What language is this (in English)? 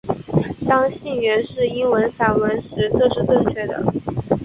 Chinese